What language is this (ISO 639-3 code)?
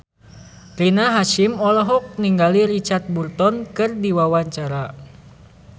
sun